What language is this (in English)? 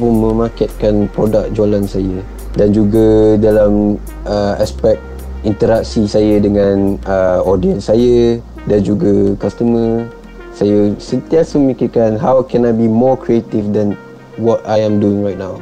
Malay